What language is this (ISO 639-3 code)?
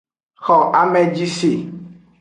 ajg